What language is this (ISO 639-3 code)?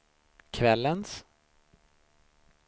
swe